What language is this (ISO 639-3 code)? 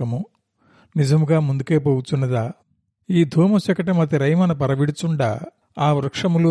tel